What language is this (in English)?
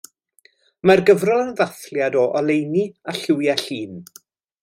Welsh